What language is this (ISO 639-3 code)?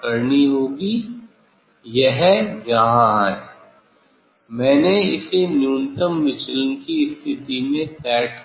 hin